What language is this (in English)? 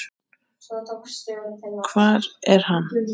Icelandic